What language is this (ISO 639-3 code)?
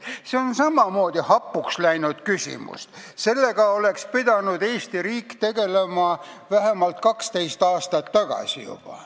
est